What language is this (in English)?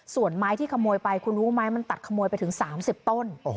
Thai